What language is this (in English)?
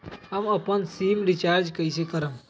Magahi